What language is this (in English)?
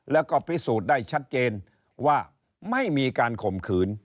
Thai